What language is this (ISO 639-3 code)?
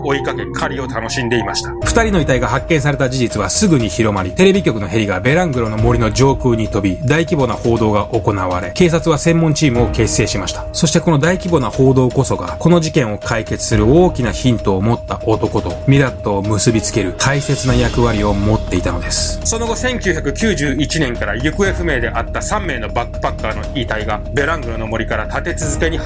jpn